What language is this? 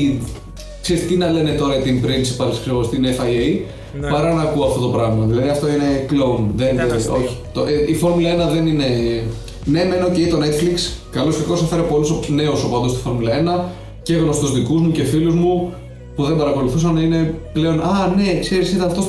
Greek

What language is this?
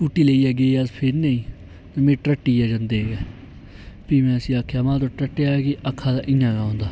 Dogri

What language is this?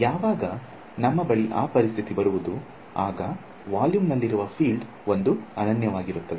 Kannada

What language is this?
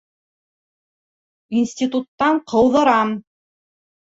Bashkir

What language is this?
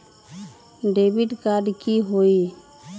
Magahi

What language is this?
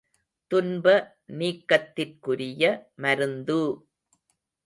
Tamil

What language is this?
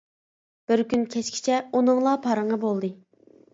Uyghur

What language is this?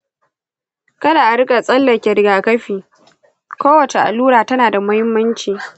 Hausa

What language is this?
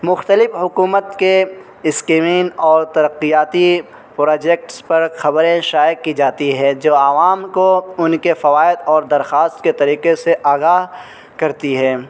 Urdu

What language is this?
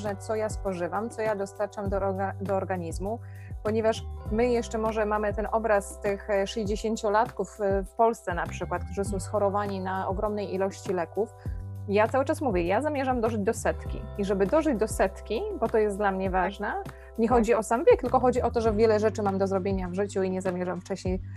Polish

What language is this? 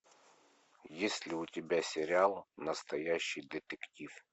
Russian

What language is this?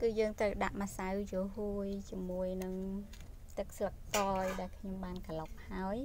Vietnamese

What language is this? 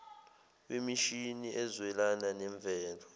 Zulu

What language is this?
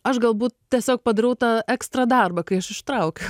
Lithuanian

